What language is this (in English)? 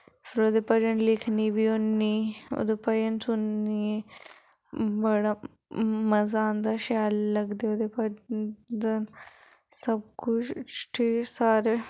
Dogri